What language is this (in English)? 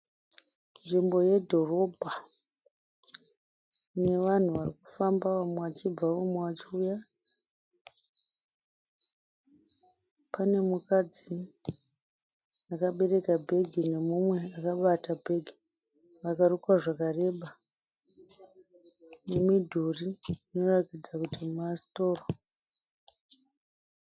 Shona